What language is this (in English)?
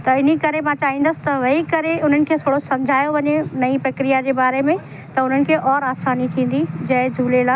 Sindhi